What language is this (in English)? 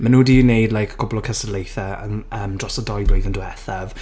Welsh